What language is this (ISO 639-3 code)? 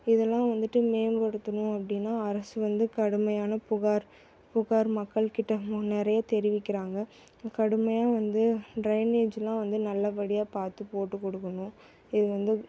tam